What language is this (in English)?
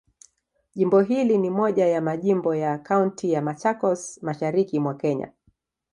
Swahili